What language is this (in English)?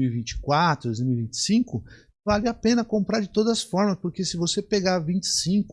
Portuguese